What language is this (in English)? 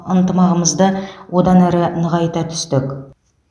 Kazakh